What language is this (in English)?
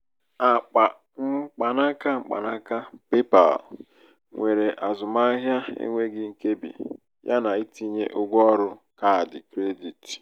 Igbo